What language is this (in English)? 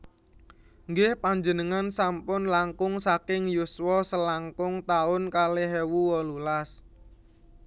Javanese